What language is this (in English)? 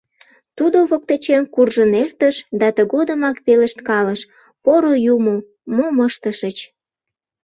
Mari